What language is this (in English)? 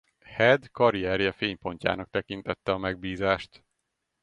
Hungarian